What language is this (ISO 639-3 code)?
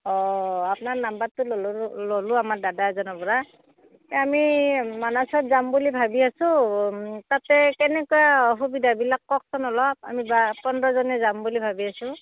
asm